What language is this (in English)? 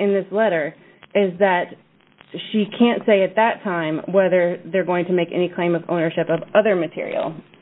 English